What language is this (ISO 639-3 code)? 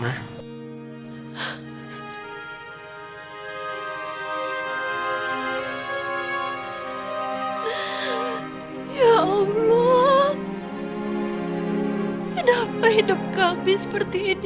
ind